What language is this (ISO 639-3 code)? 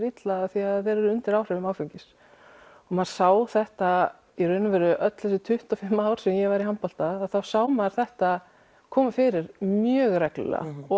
isl